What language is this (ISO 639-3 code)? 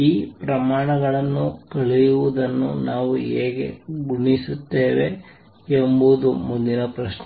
kan